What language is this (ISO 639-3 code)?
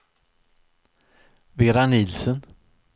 swe